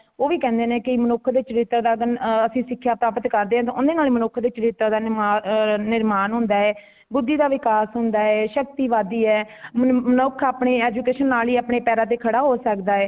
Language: Punjabi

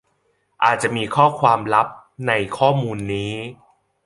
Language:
Thai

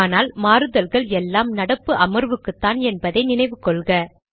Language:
Tamil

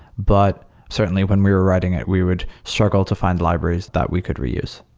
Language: English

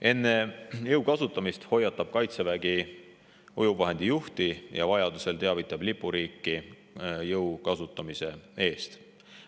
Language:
Estonian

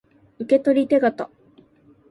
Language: Japanese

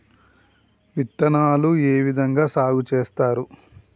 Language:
Telugu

